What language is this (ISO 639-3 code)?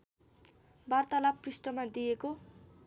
nep